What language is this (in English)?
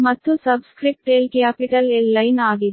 Kannada